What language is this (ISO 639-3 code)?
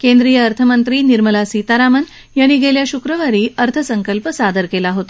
mar